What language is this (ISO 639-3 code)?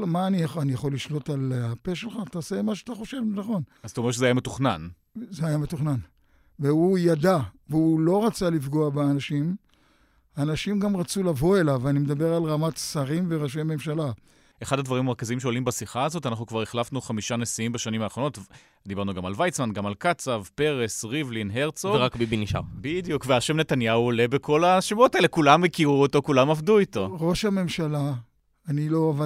heb